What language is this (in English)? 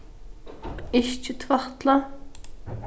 Faroese